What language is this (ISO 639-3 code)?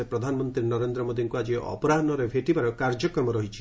ori